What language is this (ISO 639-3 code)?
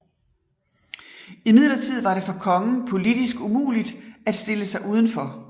dan